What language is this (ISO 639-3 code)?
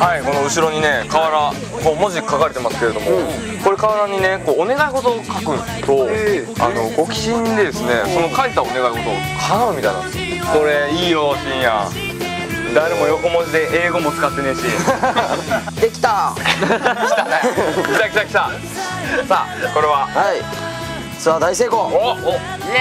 jpn